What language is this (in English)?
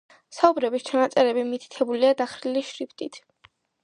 Georgian